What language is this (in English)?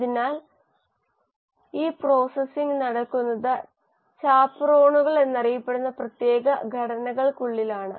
Malayalam